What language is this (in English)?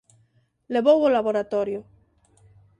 Galician